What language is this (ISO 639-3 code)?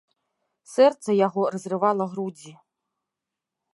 bel